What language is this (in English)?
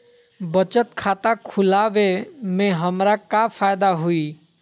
Magahi